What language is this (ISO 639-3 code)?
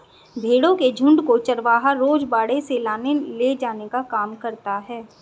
hin